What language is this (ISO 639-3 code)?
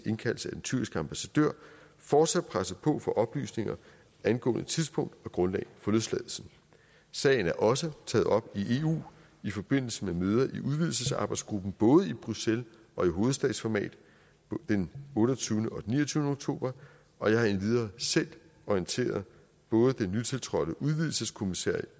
dan